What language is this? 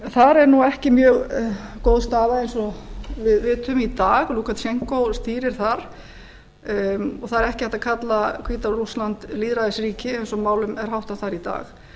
Icelandic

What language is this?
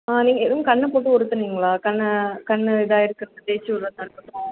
Tamil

